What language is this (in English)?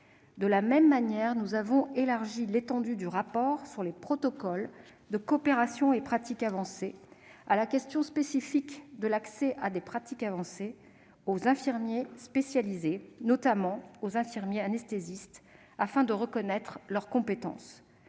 French